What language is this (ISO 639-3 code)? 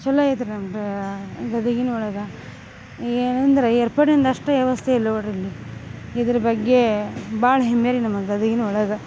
kan